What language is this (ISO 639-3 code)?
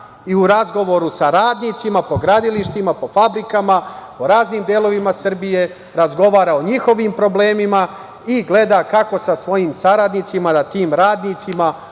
srp